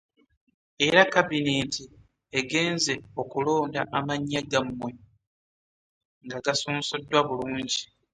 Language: Ganda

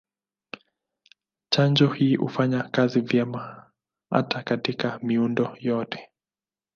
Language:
Swahili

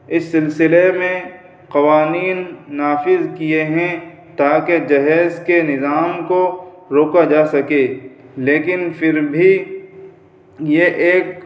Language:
Urdu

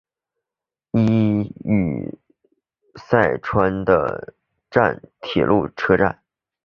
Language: Chinese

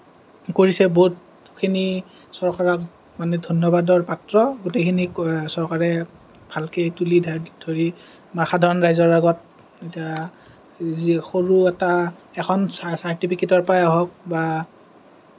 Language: Assamese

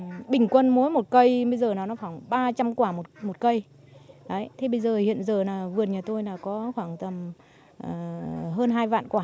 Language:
Vietnamese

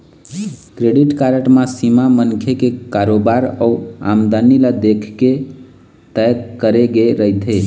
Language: Chhattisgarhi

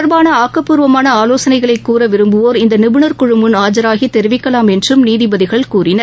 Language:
Tamil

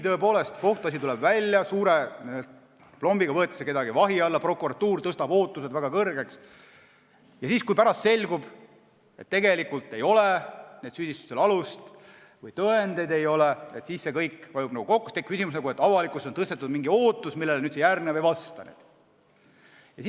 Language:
Estonian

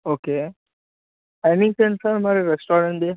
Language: Telugu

